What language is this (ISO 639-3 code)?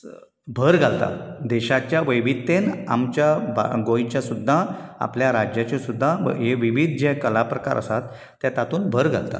kok